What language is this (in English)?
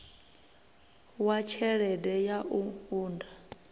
Venda